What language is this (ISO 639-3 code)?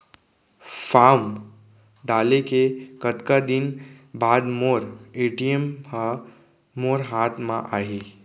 hne